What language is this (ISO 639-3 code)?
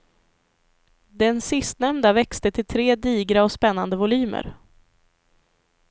swe